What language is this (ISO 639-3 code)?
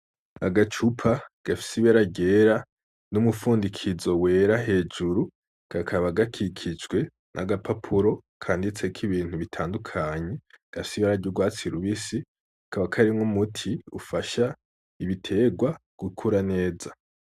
run